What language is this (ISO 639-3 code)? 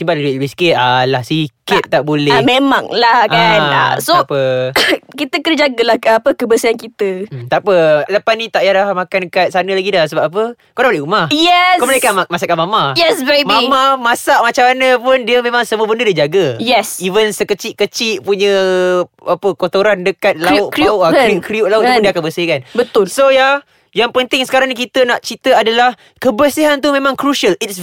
msa